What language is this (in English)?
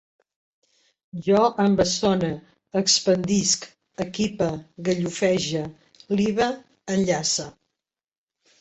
Catalan